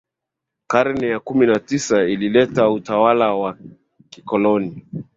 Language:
Swahili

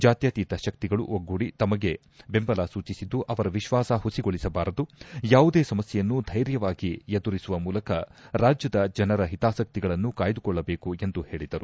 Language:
Kannada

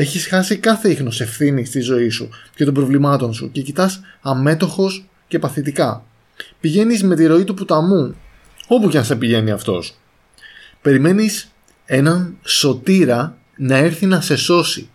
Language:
Greek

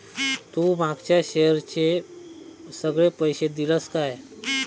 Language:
Marathi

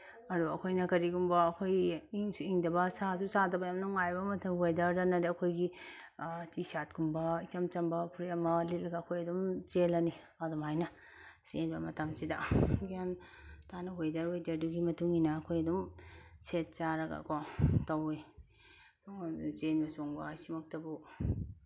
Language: Manipuri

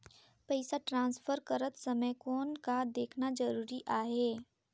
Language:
Chhattisgarhi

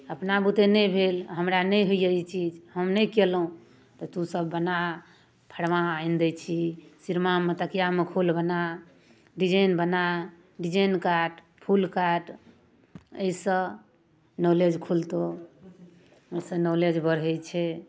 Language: Maithili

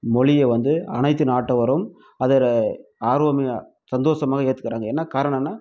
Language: Tamil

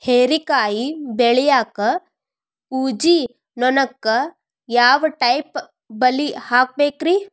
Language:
Kannada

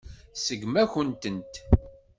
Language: Kabyle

